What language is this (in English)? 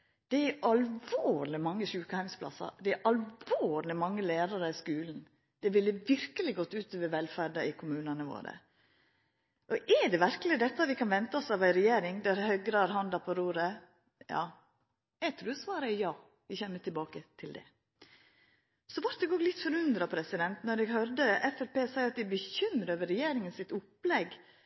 Norwegian Nynorsk